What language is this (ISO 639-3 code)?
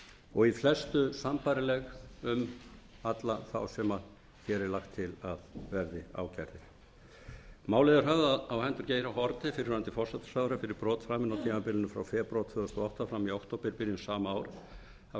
isl